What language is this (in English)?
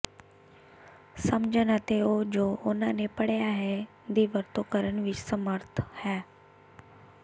Punjabi